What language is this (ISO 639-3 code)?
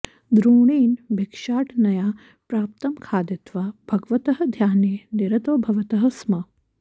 san